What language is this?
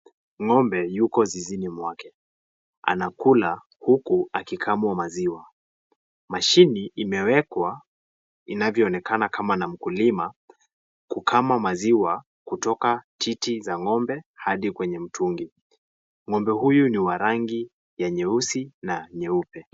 Swahili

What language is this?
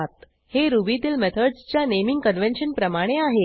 Marathi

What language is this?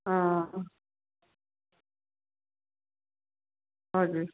Nepali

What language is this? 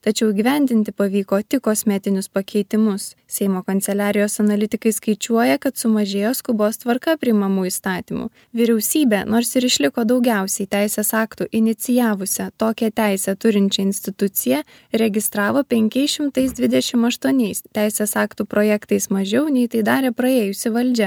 Lithuanian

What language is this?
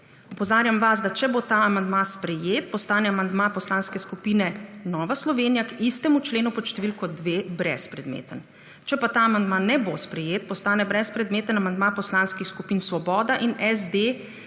Slovenian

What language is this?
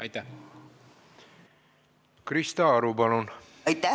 Estonian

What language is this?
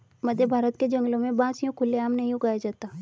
Hindi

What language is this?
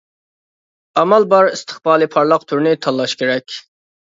Uyghur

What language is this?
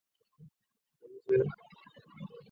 Chinese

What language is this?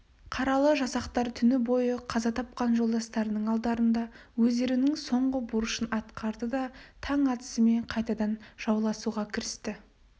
Kazakh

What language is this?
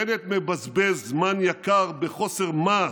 Hebrew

